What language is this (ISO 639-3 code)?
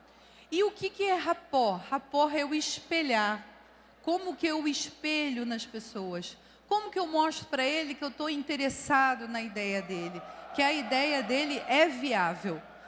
por